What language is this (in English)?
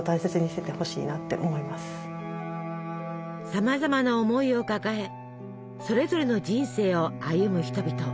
Japanese